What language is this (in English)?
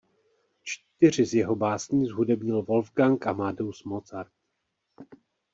Czech